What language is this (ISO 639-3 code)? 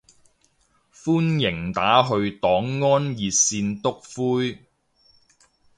yue